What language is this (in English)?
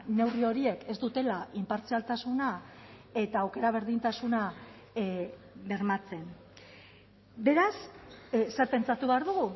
Basque